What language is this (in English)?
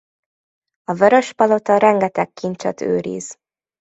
Hungarian